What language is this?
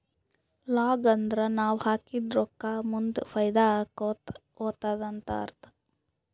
Kannada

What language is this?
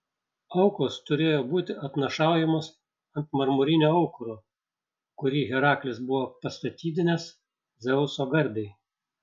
Lithuanian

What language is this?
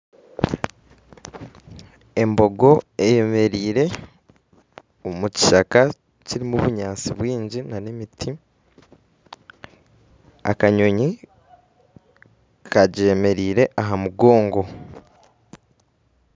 Nyankole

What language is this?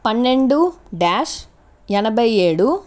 Telugu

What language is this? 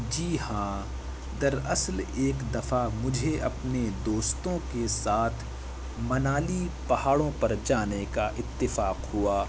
Urdu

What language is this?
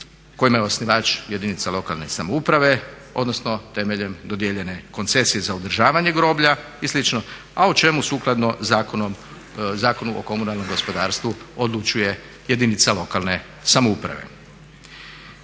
Croatian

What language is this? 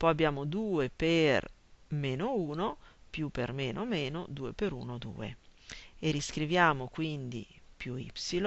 Italian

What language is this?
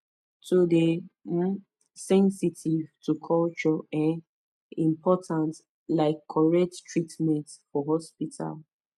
Nigerian Pidgin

